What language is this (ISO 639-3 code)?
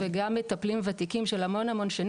heb